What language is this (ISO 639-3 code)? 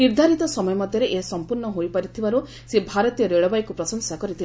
ori